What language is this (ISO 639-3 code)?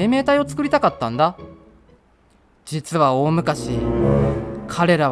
jpn